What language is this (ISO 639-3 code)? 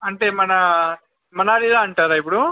tel